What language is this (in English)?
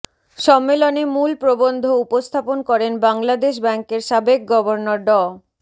Bangla